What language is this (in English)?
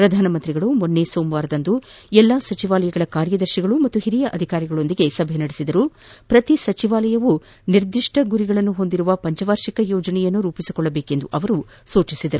Kannada